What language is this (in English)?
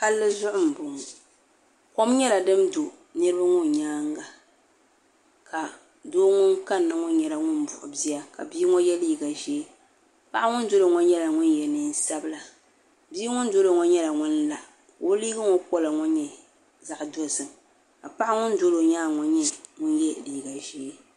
Dagbani